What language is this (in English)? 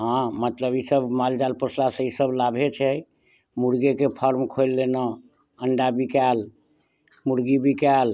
Maithili